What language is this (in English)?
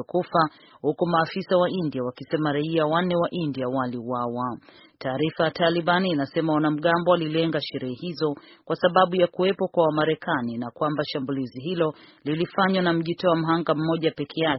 Swahili